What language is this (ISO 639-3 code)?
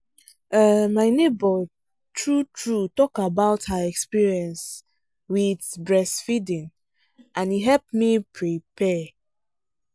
pcm